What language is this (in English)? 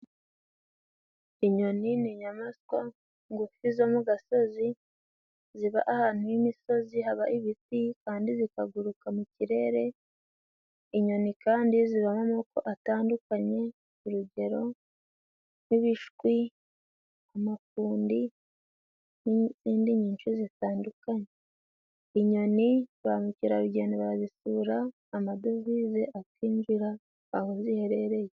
Kinyarwanda